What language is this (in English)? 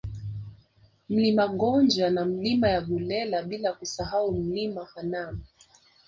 Swahili